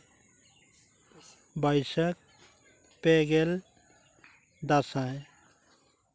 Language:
Santali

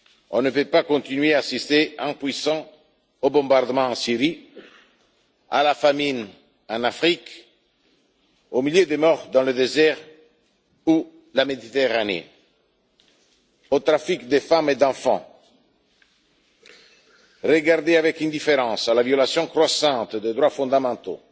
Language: French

